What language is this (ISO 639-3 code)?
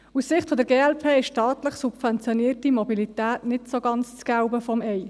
gsw